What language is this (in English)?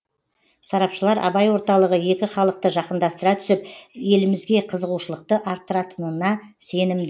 Kazakh